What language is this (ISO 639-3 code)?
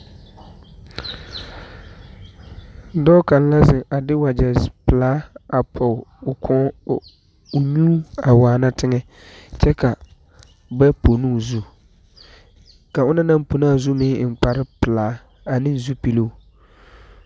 dga